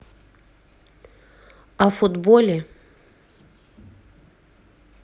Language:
Russian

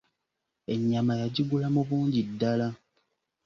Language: Ganda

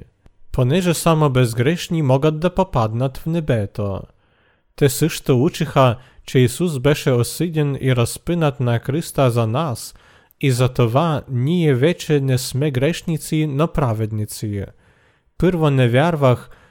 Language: Bulgarian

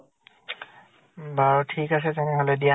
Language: Assamese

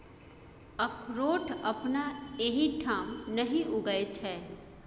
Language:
Maithili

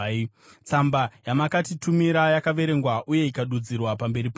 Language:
Shona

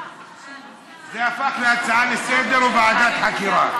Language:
Hebrew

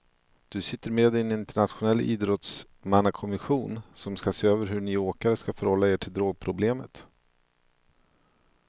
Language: Swedish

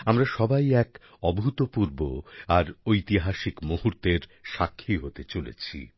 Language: Bangla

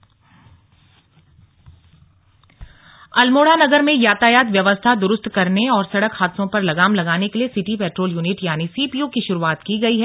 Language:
Hindi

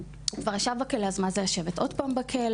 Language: Hebrew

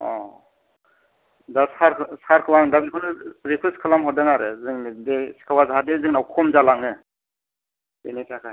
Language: Bodo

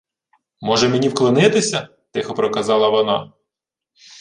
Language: Ukrainian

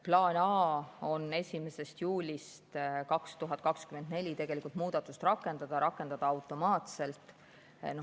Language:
Estonian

